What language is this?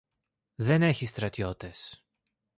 Greek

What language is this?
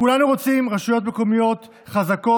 Hebrew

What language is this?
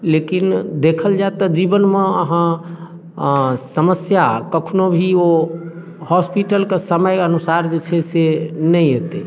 Maithili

